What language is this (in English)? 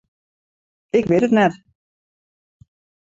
Western Frisian